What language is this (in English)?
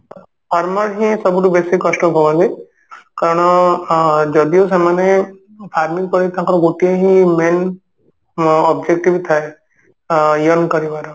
Odia